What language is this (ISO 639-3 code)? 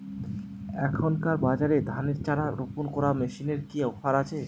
ben